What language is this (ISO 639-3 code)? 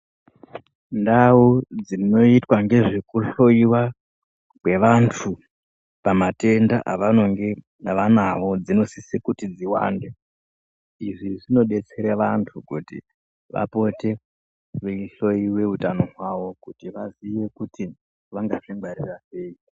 ndc